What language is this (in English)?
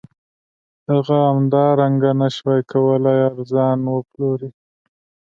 Pashto